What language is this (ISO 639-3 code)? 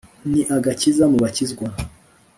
kin